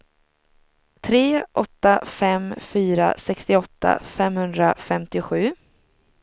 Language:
Swedish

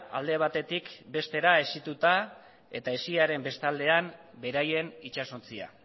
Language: Basque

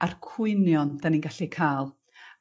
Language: Welsh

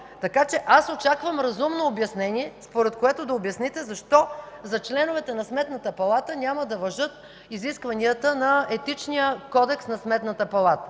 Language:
Bulgarian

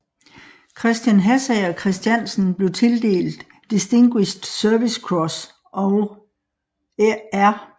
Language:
Danish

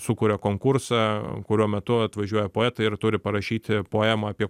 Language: Lithuanian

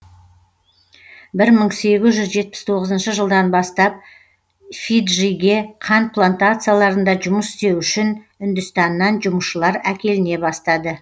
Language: Kazakh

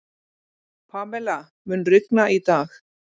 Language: Icelandic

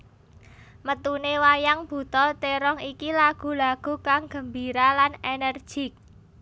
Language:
Javanese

